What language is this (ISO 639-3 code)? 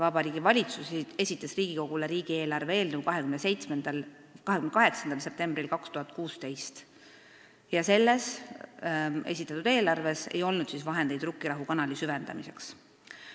est